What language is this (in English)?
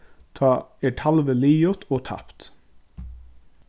Faroese